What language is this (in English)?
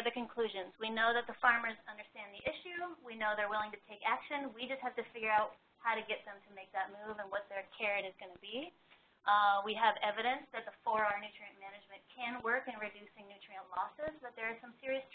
English